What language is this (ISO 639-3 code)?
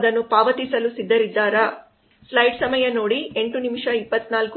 kan